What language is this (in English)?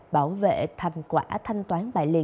Vietnamese